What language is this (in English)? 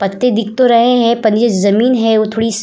Hindi